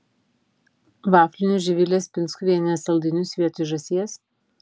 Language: Lithuanian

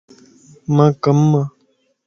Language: Lasi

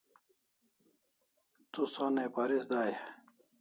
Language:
Kalasha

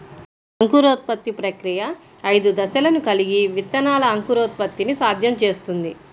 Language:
Telugu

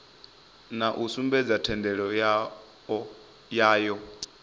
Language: Venda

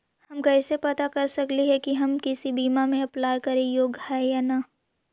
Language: Magahi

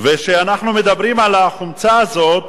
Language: Hebrew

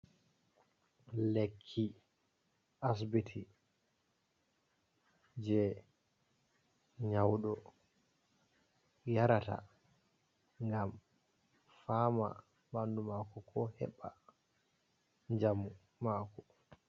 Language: Fula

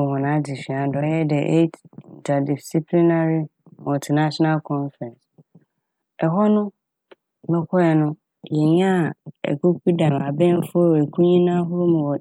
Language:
Akan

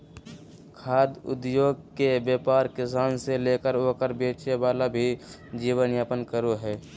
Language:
Magahi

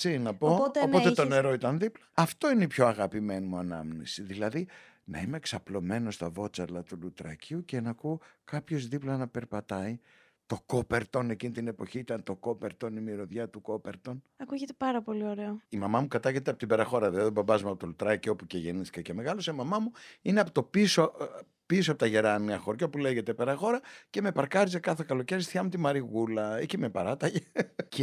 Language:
Greek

